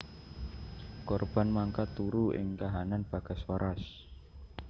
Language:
Javanese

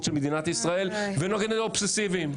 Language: Hebrew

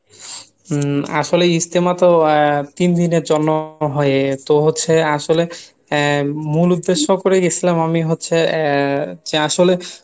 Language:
Bangla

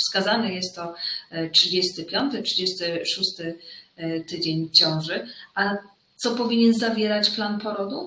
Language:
Polish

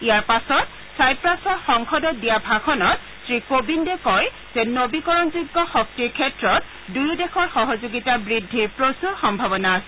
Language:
Assamese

